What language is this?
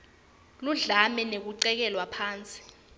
Swati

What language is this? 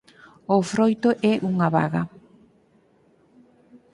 Galician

